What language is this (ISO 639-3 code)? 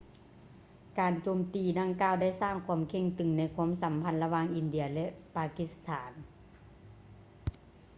lao